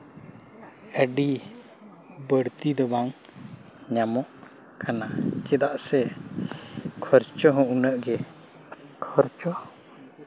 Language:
Santali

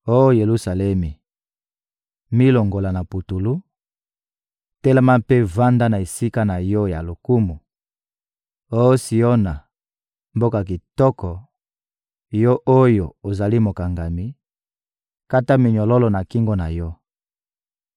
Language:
Lingala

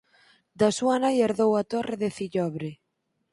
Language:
Galician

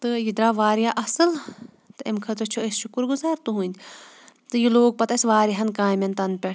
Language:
Kashmiri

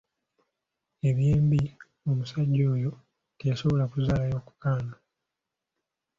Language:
Ganda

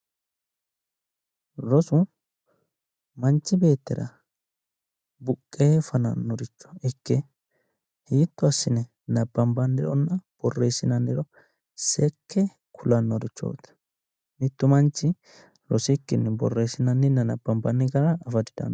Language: Sidamo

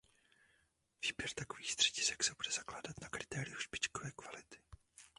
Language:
Czech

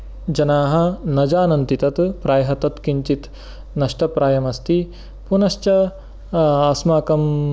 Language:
Sanskrit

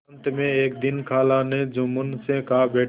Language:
Hindi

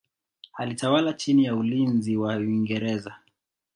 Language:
Swahili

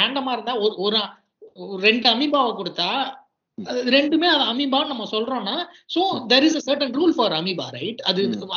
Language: Tamil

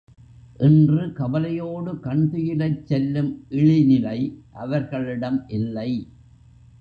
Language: Tamil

